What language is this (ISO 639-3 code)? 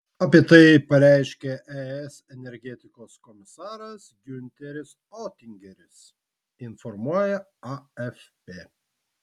lit